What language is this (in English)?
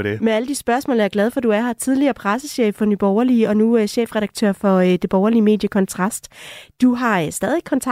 Danish